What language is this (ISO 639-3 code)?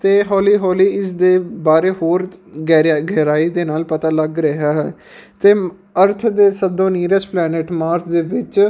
pan